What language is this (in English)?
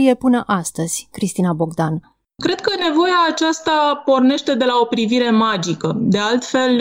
Romanian